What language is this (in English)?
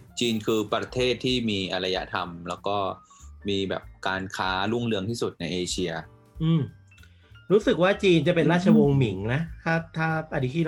Thai